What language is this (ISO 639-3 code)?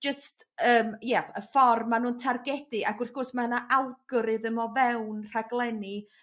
cym